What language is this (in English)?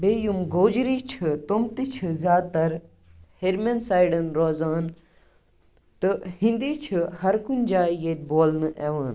Kashmiri